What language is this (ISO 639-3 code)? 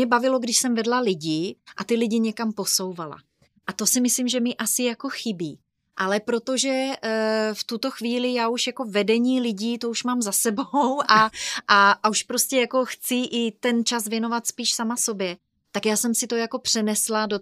ces